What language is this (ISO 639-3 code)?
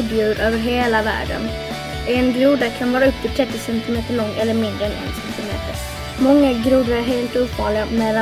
swe